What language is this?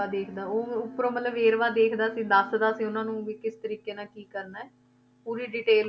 Punjabi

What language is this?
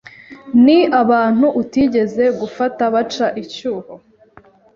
Kinyarwanda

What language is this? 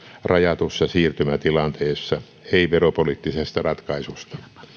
Finnish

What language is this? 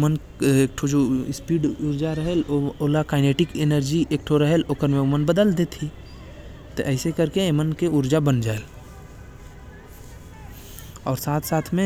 Korwa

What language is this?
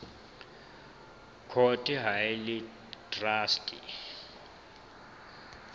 Southern Sotho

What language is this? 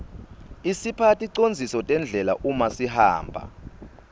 Swati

